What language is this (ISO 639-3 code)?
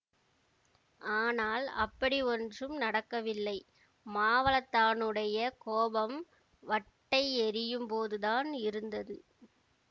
tam